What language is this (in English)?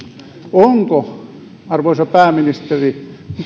Finnish